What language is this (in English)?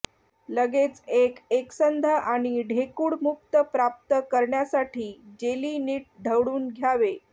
Marathi